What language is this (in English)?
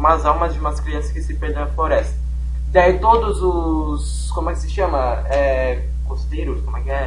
Portuguese